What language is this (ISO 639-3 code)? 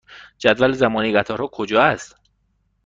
fas